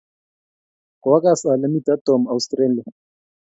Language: Kalenjin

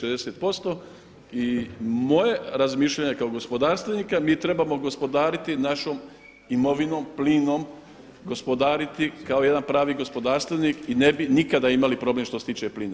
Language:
Croatian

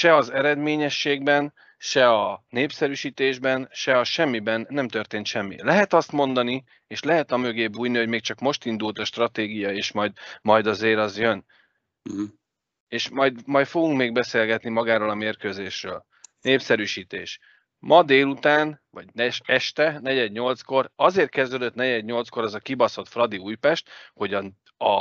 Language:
Hungarian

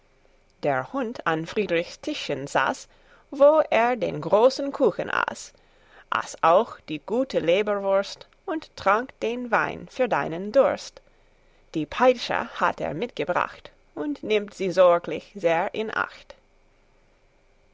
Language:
German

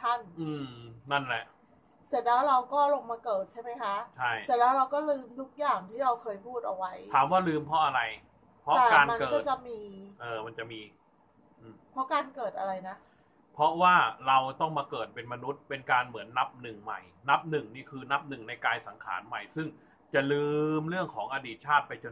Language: Thai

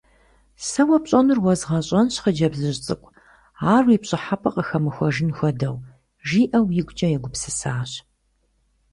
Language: Kabardian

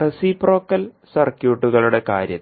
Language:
Malayalam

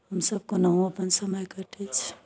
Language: Maithili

